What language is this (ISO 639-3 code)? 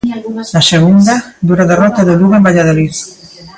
glg